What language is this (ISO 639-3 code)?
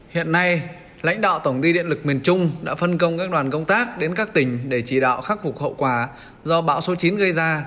vie